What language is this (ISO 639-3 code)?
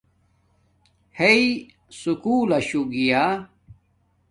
dmk